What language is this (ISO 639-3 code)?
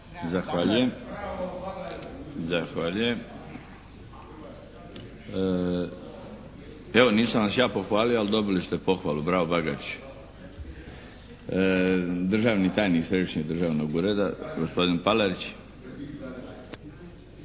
hrv